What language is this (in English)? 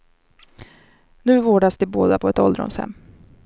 Swedish